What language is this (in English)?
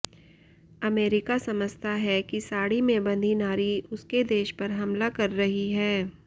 Hindi